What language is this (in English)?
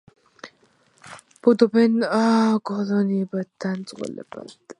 Georgian